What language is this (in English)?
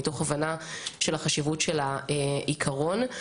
Hebrew